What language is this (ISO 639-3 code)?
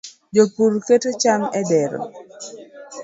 luo